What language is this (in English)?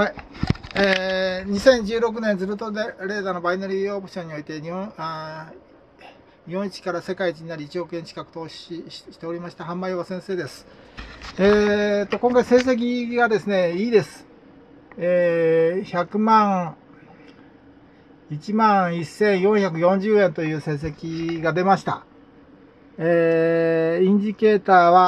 Japanese